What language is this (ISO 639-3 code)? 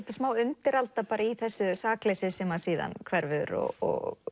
isl